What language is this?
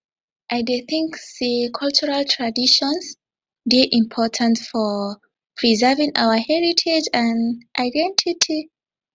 Nigerian Pidgin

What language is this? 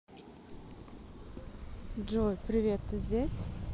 Russian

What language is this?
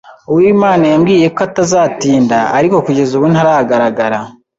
Kinyarwanda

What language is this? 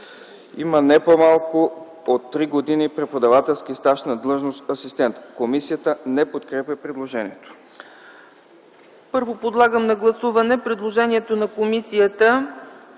Bulgarian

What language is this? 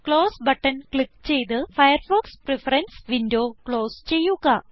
Malayalam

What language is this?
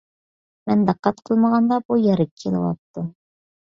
Uyghur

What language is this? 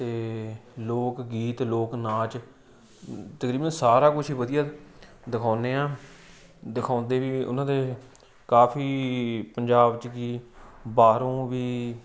Punjabi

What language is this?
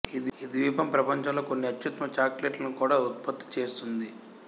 Telugu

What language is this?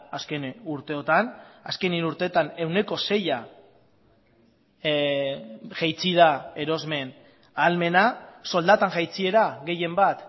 Basque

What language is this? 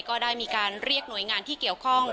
Thai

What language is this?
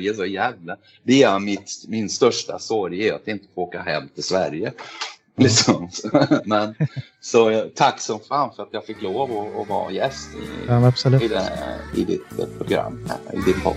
Swedish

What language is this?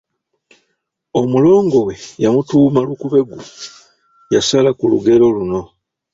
Ganda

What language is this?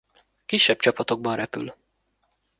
Hungarian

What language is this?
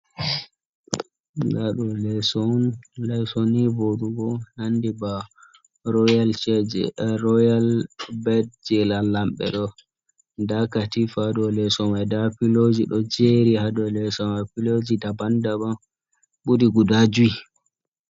Fula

